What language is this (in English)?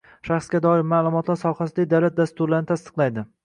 Uzbek